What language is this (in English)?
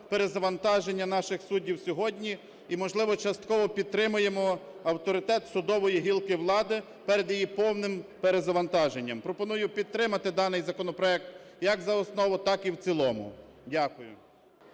Ukrainian